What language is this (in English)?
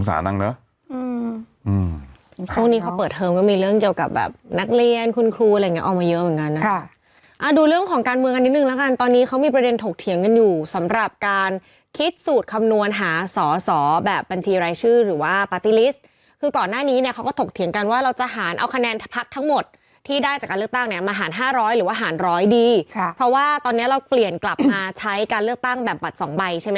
Thai